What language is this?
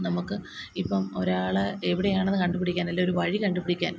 Malayalam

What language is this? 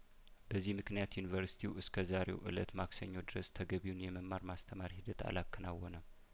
Amharic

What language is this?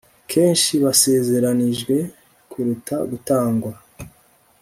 Kinyarwanda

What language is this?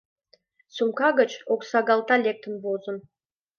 Mari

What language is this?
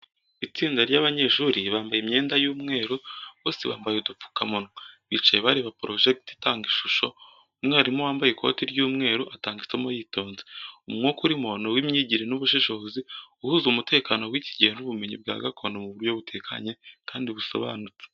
Kinyarwanda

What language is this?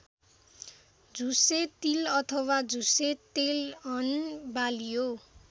Nepali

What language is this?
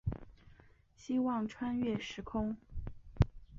Chinese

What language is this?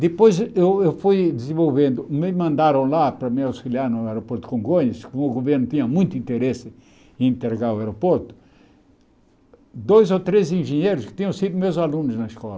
Portuguese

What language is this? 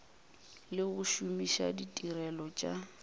Northern Sotho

